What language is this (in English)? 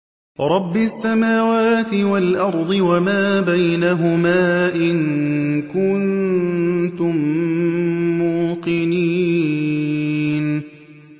Arabic